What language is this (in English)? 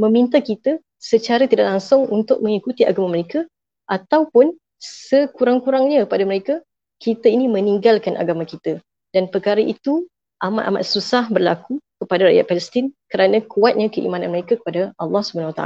Malay